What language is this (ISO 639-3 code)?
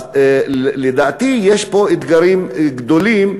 heb